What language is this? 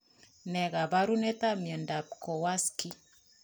Kalenjin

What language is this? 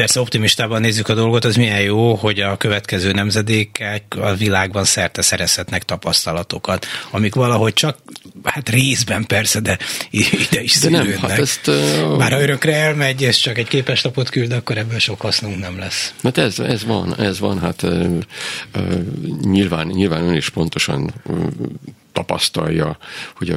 Hungarian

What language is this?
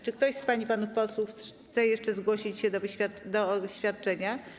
Polish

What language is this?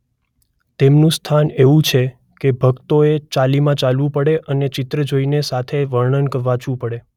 Gujarati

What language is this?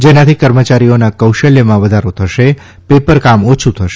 Gujarati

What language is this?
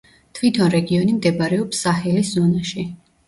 Georgian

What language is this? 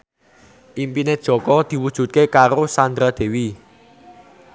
Javanese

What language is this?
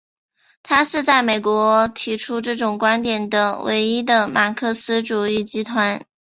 Chinese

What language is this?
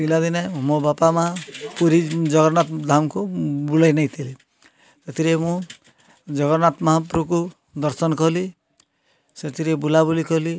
Odia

